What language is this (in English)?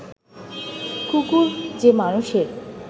Bangla